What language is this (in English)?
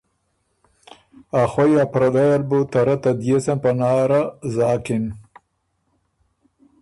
Ormuri